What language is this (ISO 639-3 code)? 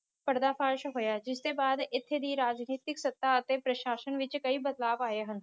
pan